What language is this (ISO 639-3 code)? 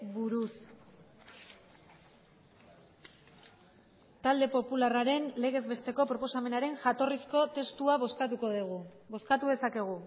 eus